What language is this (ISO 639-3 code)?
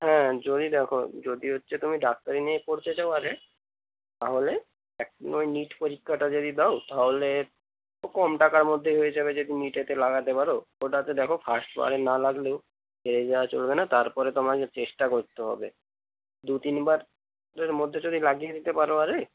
ben